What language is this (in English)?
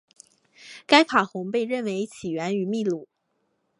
Chinese